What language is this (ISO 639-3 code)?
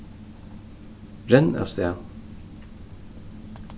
fao